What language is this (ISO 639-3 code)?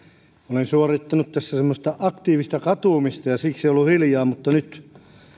fin